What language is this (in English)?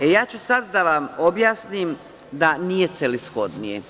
Serbian